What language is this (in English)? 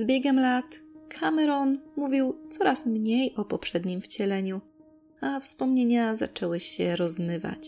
Polish